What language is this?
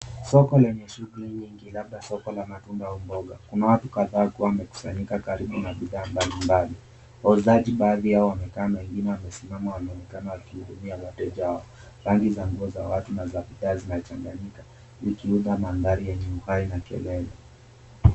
Swahili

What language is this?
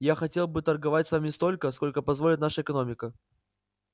Russian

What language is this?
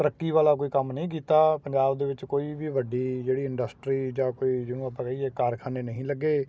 Punjabi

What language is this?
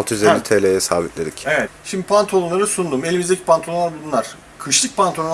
Turkish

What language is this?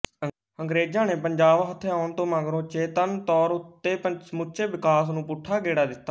Punjabi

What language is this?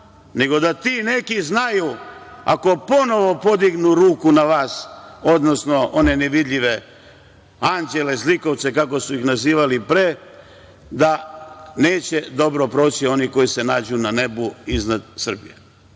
Serbian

